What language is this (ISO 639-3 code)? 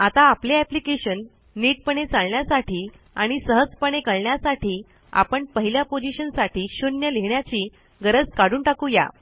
mar